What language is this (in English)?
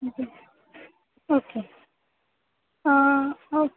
Marathi